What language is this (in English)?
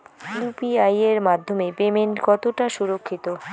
Bangla